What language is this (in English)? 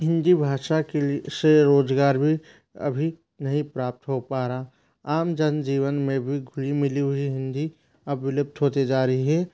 Hindi